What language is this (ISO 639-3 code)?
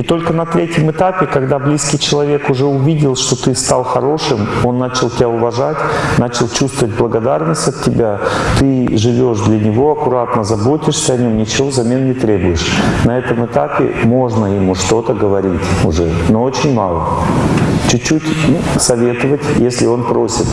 rus